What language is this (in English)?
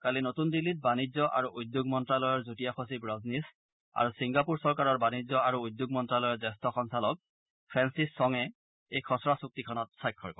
Assamese